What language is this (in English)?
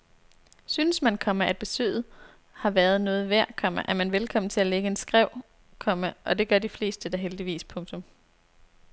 Danish